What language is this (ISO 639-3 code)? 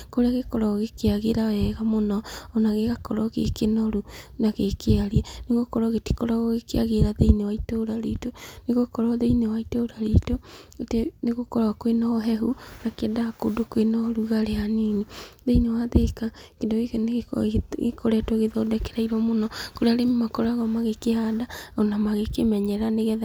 kik